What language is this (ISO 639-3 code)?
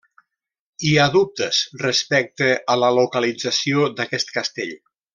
cat